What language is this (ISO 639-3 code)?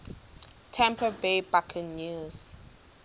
xho